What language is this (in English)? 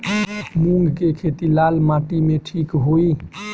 Bhojpuri